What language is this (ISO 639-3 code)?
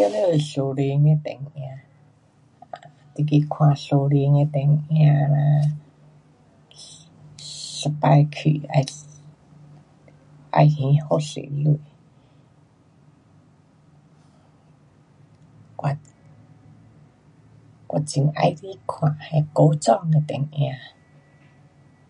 cpx